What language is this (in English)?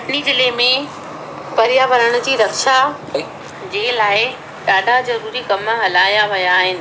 Sindhi